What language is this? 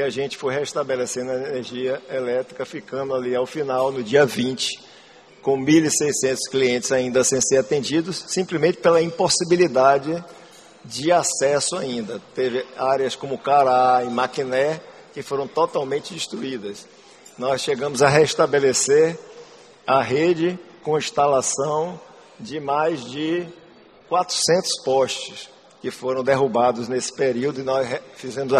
Portuguese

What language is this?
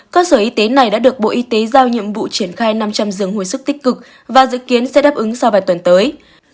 Vietnamese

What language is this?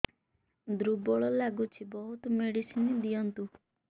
Odia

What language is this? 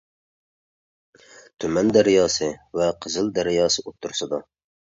Uyghur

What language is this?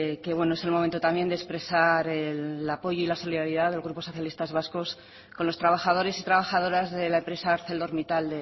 Spanish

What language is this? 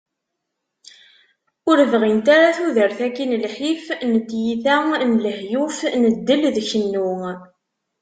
Kabyle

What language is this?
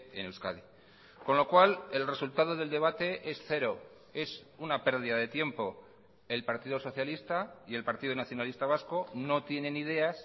Spanish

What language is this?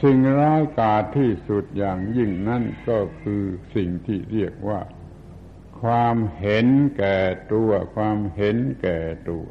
Thai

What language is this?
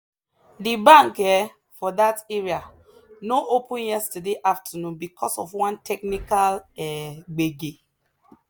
Nigerian Pidgin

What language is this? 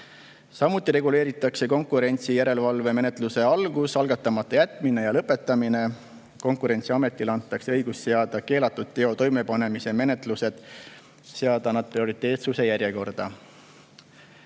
Estonian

